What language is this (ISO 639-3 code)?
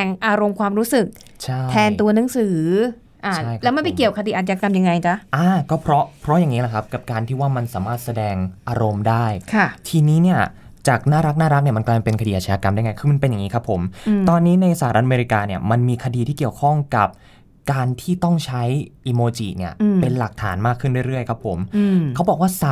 tha